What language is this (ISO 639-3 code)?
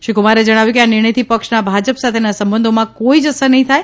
guj